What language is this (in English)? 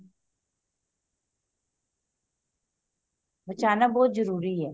Punjabi